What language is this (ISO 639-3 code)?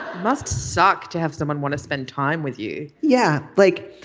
eng